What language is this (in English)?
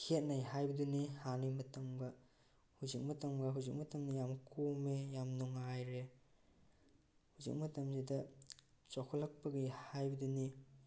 Manipuri